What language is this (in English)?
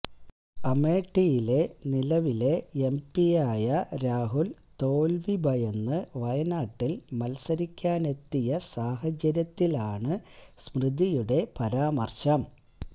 Malayalam